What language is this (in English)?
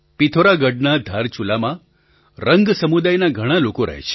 Gujarati